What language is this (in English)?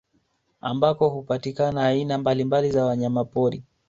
Swahili